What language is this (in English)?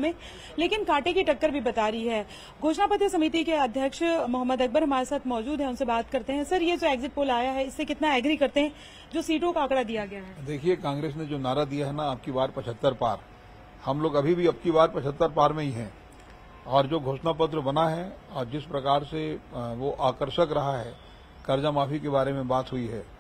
Hindi